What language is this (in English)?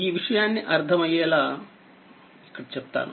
Telugu